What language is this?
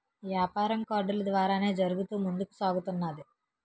Telugu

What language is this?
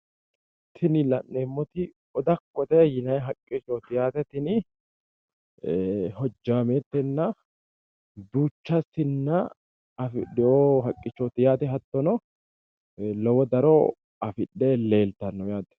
Sidamo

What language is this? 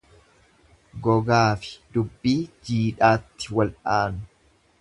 Oromo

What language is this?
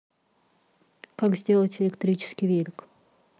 Russian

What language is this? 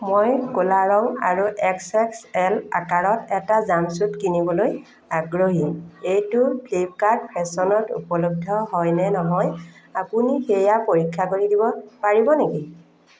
Assamese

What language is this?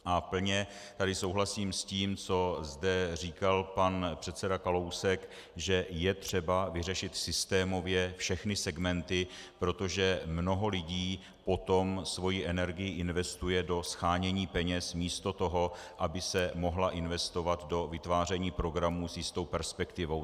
Czech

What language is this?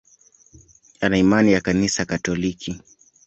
Swahili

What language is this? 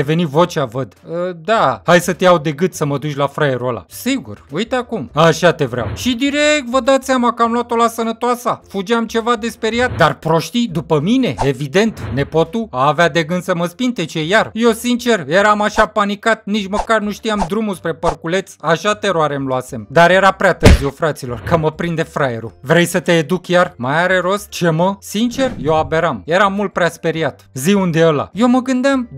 Romanian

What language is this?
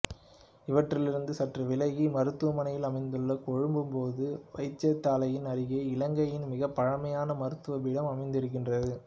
Tamil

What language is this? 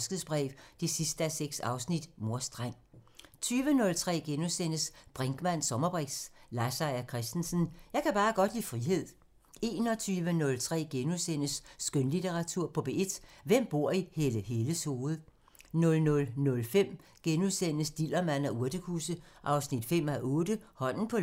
Danish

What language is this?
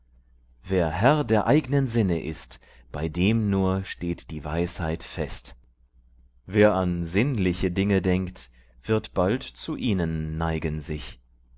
German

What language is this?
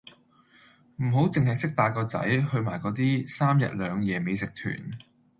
Cantonese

